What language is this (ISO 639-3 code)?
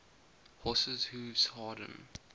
eng